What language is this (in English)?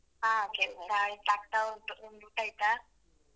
Kannada